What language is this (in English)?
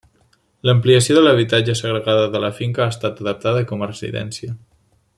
Catalan